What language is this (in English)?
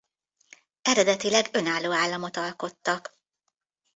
Hungarian